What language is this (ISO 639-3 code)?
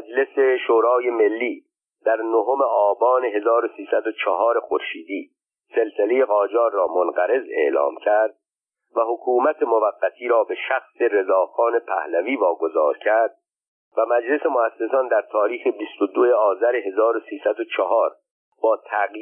fas